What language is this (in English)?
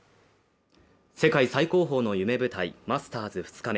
Japanese